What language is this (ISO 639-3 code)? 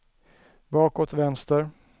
swe